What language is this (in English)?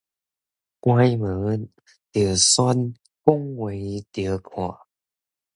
Min Nan Chinese